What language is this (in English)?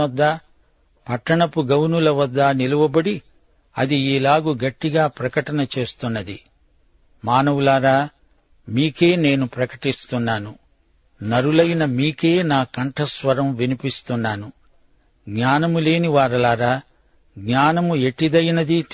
Telugu